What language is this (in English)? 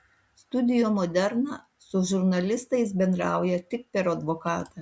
Lithuanian